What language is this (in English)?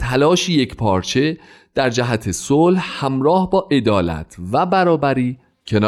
Persian